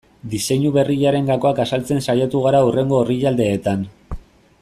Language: Basque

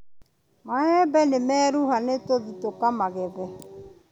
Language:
Kikuyu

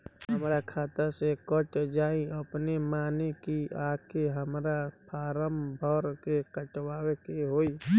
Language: Bhojpuri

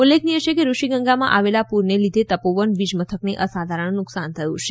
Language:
Gujarati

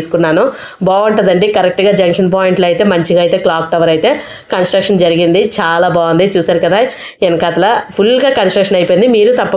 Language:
Telugu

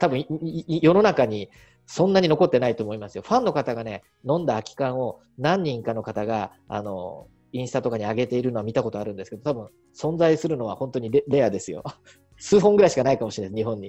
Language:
Japanese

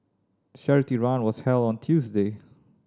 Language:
English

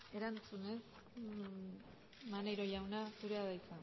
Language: Basque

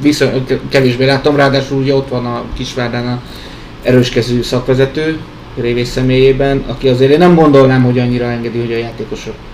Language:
Hungarian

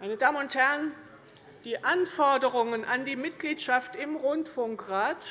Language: German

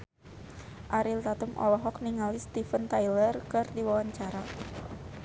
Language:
Sundanese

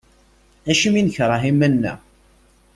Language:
Kabyle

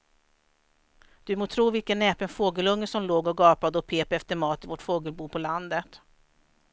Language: Swedish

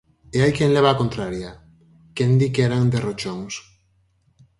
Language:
Galician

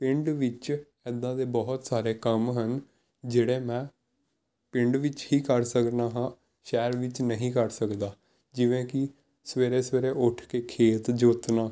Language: Punjabi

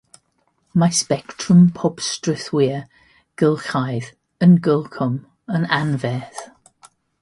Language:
Welsh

